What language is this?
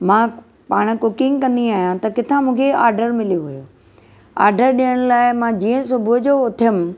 Sindhi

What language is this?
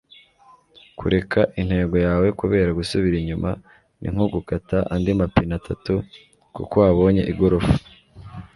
Kinyarwanda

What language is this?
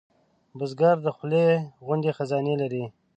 Pashto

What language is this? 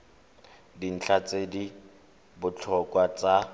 Tswana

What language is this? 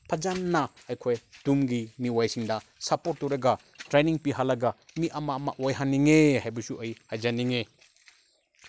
Manipuri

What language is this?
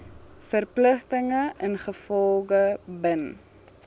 Afrikaans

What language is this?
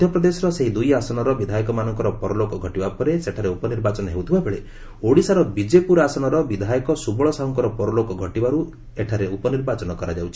Odia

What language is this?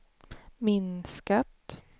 Swedish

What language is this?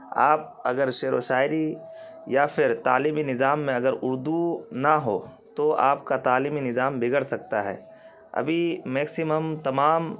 Urdu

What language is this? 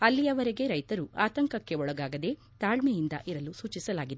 Kannada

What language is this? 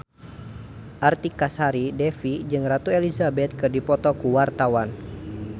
Sundanese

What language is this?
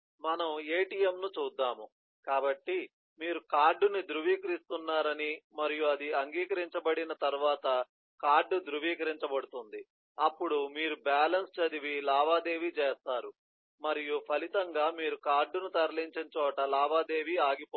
Telugu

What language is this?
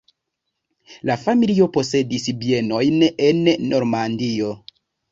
Esperanto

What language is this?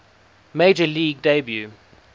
English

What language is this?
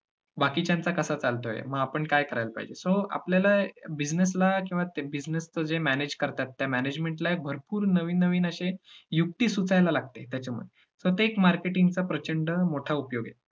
Marathi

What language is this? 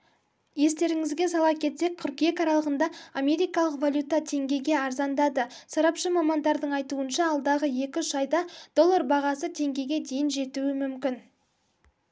Kazakh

